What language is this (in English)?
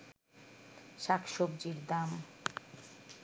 Bangla